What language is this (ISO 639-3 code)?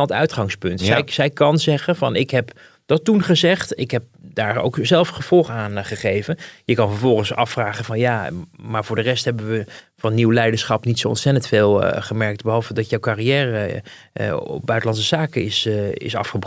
nld